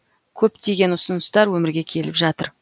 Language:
Kazakh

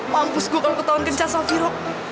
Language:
Indonesian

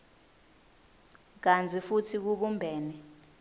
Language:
Swati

